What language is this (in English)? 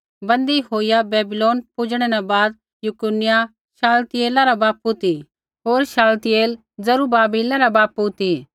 Kullu Pahari